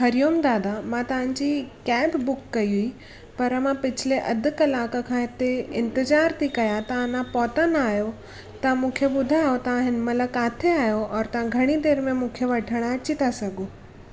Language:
Sindhi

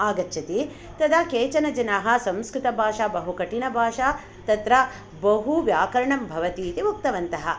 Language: Sanskrit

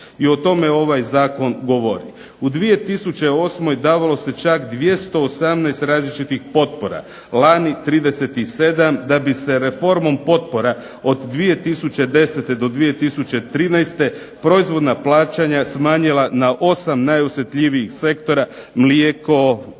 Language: Croatian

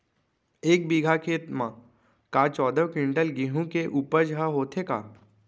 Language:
Chhattisgarhi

